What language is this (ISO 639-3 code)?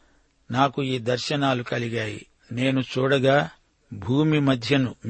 tel